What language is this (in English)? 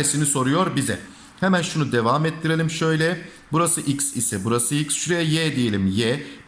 Turkish